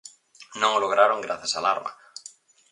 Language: Galician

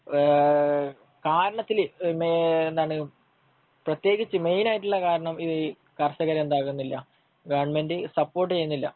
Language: Malayalam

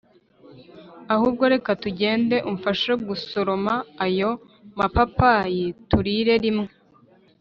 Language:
Kinyarwanda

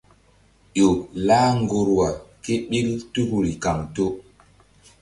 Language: Mbum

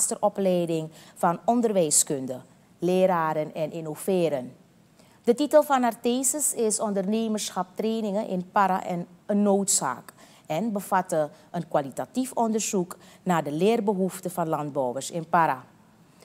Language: Dutch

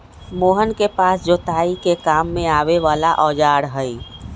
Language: Magahi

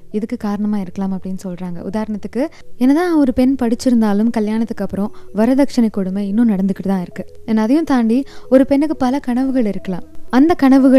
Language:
Tamil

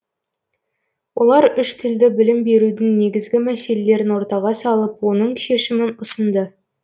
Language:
Kazakh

